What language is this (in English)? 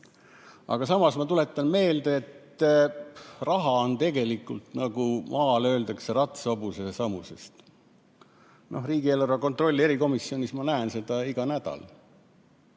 Estonian